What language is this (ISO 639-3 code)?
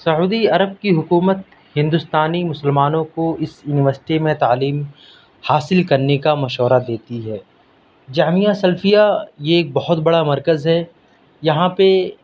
urd